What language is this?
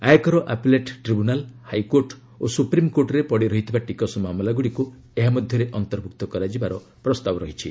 Odia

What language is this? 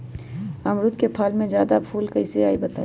Magahi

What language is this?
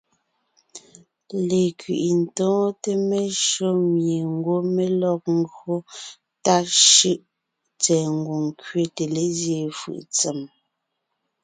Ngiemboon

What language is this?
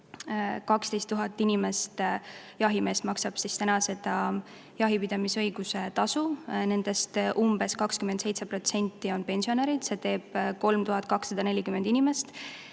Estonian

